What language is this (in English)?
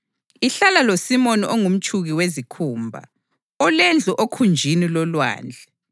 North Ndebele